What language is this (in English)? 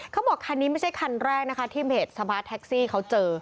Thai